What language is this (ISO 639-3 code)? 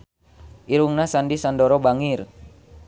sun